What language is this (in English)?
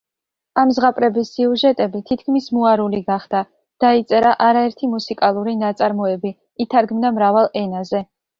Georgian